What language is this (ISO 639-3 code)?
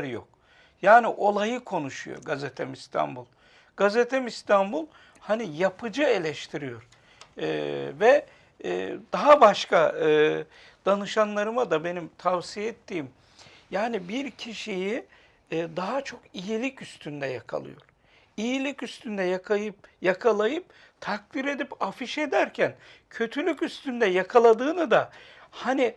tur